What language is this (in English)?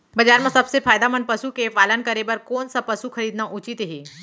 Chhattisgarhi